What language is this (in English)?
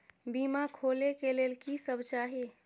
Maithili